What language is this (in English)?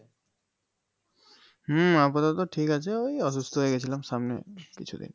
Bangla